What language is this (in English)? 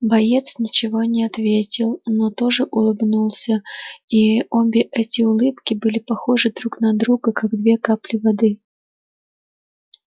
Russian